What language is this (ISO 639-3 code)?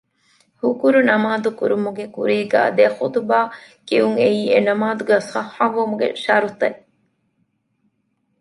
div